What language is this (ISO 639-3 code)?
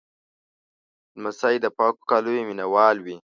pus